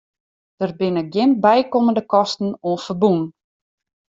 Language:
Western Frisian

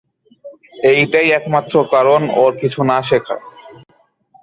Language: Bangla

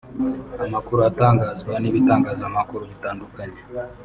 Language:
Kinyarwanda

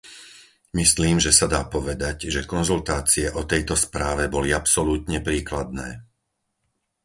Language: Slovak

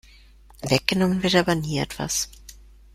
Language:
German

